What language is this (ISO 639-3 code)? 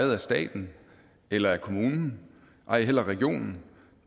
dan